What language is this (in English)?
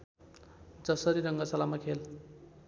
Nepali